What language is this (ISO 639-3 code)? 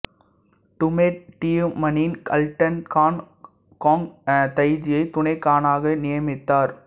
tam